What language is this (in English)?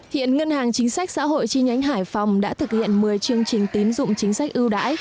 Vietnamese